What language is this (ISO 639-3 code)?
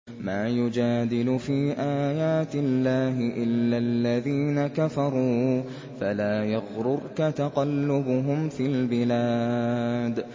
ara